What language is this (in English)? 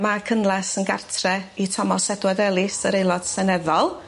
Welsh